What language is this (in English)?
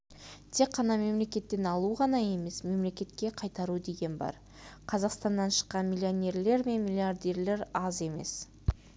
Kazakh